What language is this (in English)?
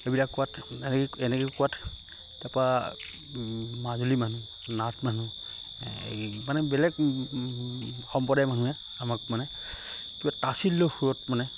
Assamese